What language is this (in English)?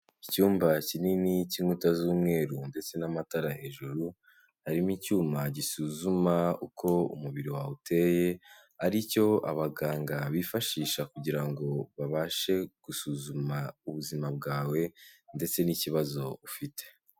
Kinyarwanda